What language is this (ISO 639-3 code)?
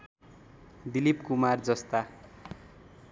nep